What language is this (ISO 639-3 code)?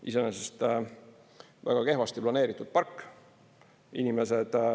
est